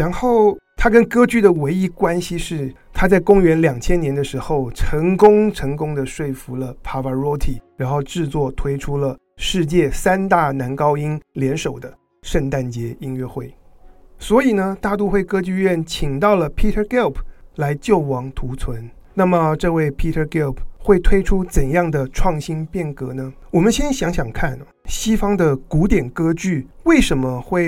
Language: Chinese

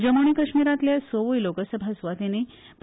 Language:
Konkani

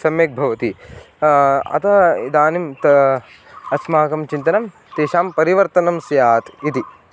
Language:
Sanskrit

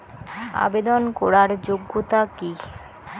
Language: Bangla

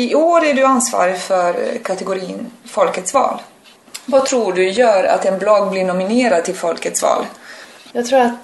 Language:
Swedish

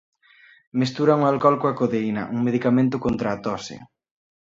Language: Galician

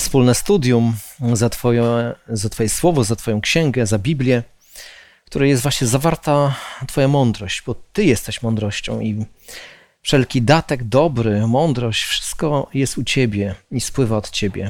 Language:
Polish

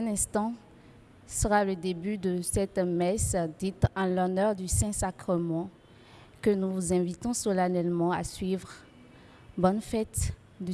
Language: French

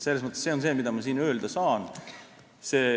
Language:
Estonian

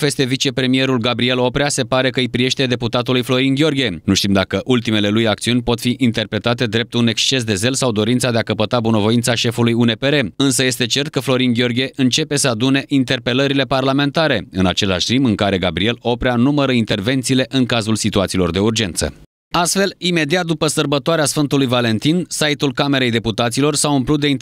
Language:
Romanian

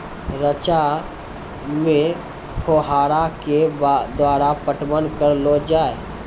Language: Maithili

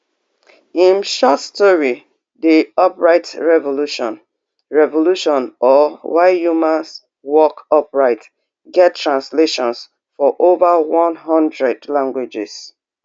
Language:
Nigerian Pidgin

